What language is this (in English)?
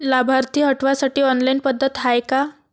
Marathi